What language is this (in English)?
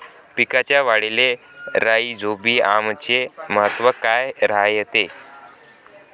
Marathi